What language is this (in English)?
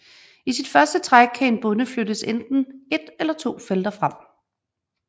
Danish